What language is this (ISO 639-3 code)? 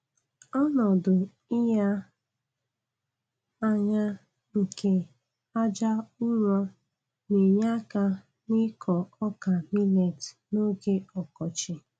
ibo